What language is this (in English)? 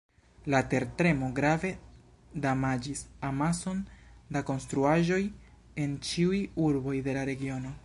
Esperanto